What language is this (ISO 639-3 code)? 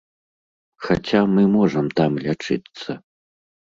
bel